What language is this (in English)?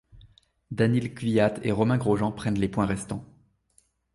French